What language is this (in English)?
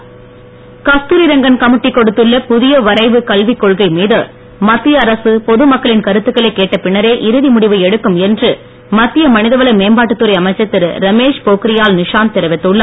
Tamil